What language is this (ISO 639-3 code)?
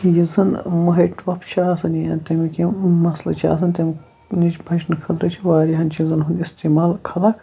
kas